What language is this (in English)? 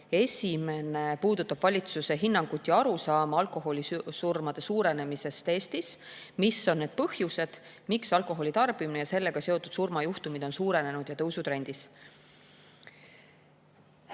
Estonian